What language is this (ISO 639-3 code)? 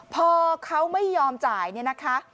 tha